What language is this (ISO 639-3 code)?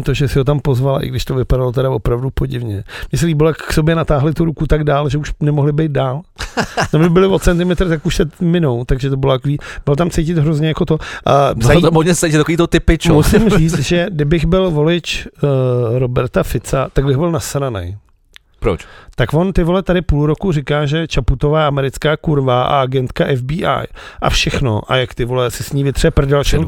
ces